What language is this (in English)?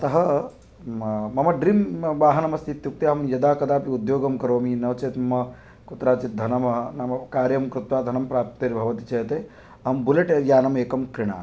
Sanskrit